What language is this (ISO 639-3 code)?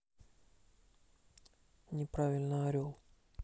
rus